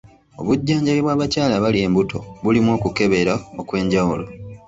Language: Ganda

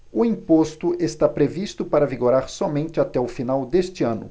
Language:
Portuguese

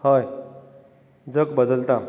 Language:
Konkani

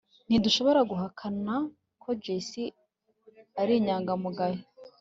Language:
Kinyarwanda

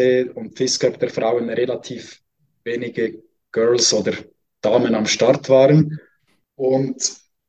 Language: German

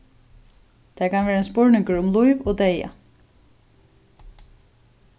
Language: Faroese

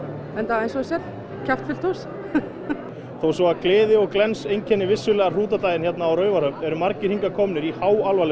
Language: Icelandic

